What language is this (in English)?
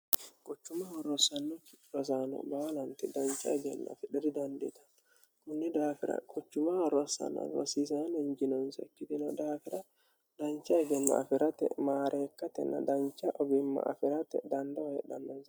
Sidamo